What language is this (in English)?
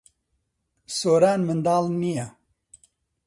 Central Kurdish